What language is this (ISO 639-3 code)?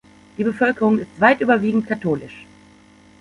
deu